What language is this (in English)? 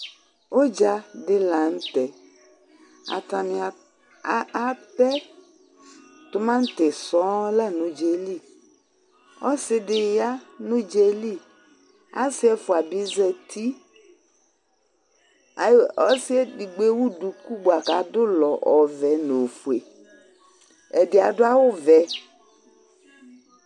Ikposo